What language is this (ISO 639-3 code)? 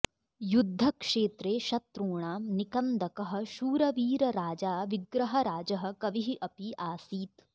san